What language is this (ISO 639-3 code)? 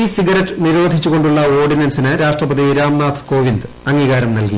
mal